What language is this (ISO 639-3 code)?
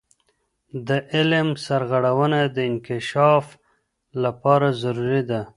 pus